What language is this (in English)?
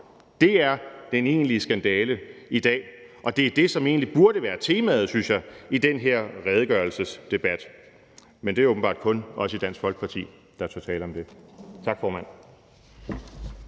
Danish